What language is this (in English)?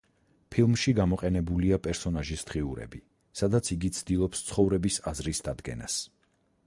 Georgian